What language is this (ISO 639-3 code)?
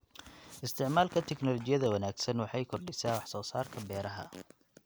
som